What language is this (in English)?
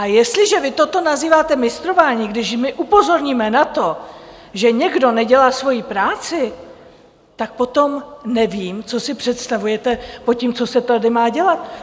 Czech